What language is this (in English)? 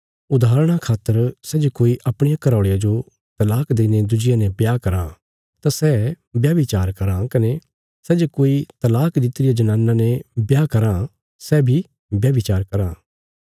Bilaspuri